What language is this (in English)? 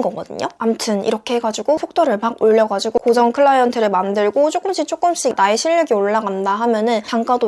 Korean